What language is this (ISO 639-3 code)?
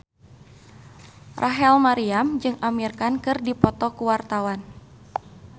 sun